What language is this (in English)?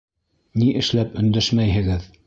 Bashkir